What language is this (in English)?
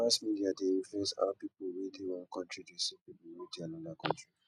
Nigerian Pidgin